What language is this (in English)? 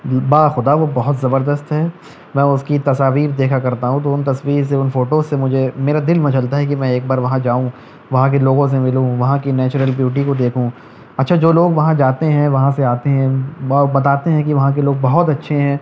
Urdu